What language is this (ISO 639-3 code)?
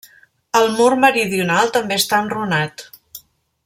cat